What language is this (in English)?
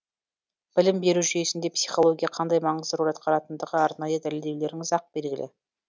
Kazakh